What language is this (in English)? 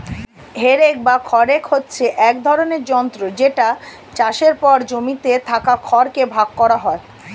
Bangla